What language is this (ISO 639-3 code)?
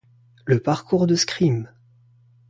fra